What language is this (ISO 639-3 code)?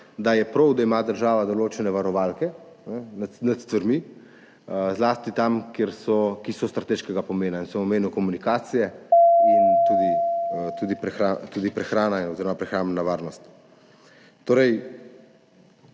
slv